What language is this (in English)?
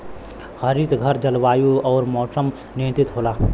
Bhojpuri